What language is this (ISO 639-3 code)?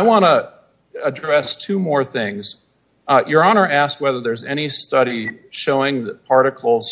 eng